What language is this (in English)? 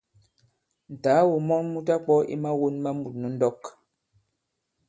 Bankon